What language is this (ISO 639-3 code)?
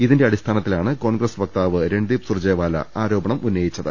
mal